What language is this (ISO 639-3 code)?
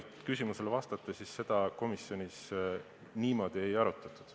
est